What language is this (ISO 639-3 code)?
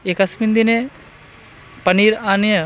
san